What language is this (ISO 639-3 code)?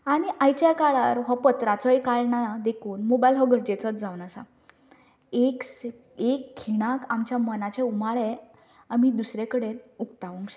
kok